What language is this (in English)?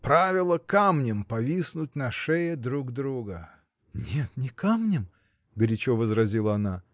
Russian